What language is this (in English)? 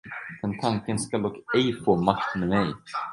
Swedish